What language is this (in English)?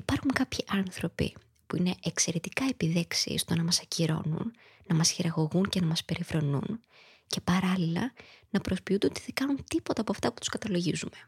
Greek